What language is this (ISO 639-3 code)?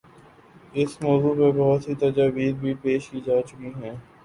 urd